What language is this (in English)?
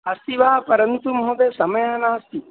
Sanskrit